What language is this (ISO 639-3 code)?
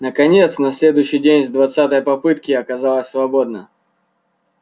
rus